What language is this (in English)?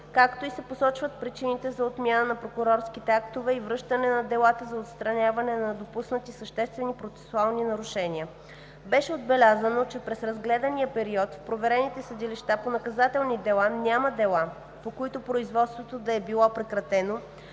Bulgarian